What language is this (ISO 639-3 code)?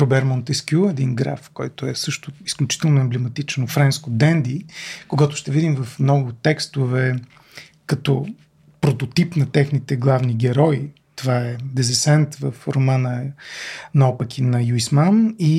bul